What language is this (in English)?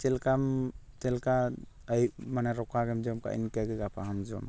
Santali